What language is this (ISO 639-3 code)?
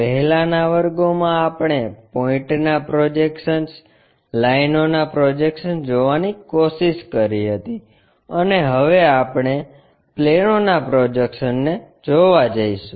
guj